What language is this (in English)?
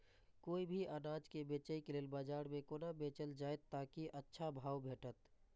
Maithili